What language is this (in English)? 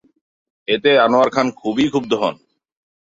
Bangla